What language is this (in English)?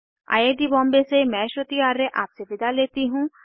Hindi